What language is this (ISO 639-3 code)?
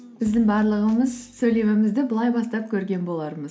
kaz